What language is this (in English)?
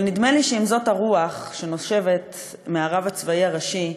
Hebrew